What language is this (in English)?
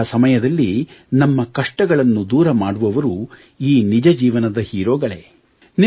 Kannada